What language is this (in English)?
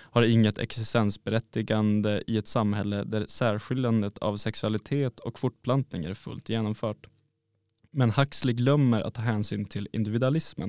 Swedish